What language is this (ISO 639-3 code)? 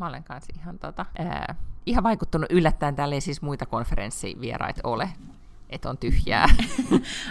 fin